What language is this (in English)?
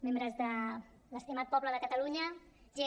Catalan